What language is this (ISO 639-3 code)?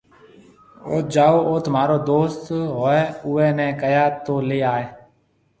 mve